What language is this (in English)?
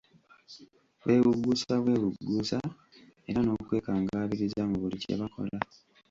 Ganda